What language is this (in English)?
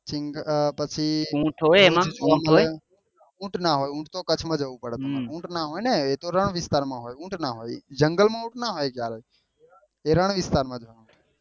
Gujarati